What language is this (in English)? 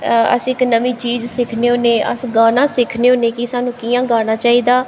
Dogri